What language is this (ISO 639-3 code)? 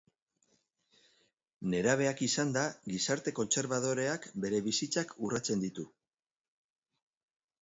eus